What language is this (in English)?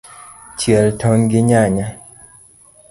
Luo (Kenya and Tanzania)